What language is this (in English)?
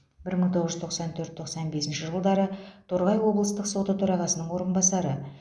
Kazakh